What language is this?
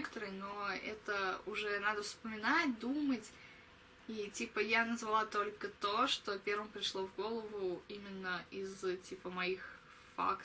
Russian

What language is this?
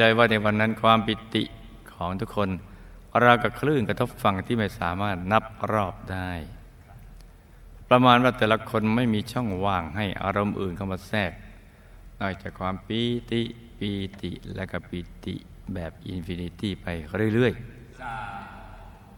Thai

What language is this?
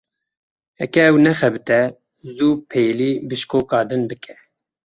Kurdish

